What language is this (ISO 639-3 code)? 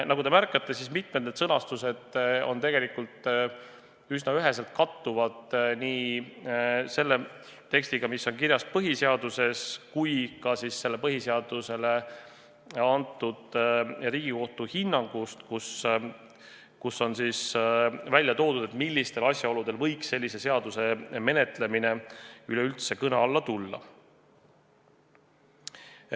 est